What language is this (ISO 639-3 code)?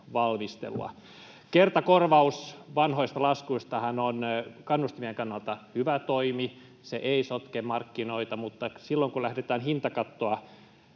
fin